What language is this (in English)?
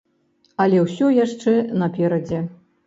Belarusian